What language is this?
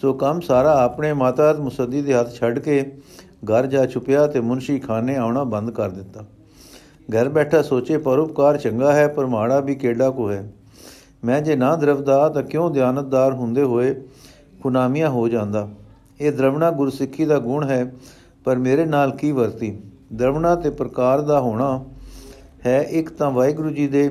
Punjabi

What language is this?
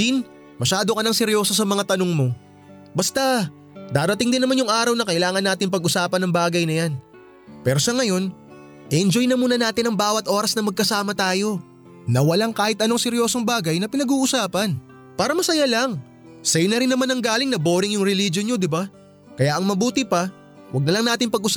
Filipino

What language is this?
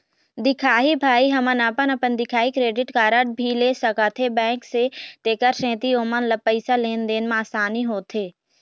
Chhattisgarhi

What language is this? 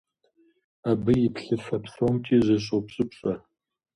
Kabardian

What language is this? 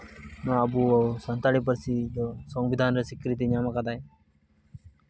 Santali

